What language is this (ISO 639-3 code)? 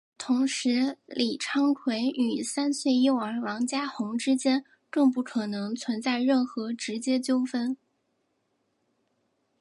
zho